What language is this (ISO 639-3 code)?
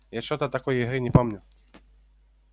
rus